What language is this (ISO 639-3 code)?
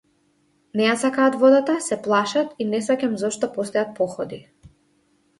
mkd